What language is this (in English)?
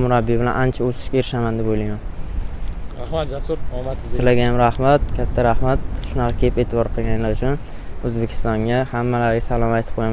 Turkish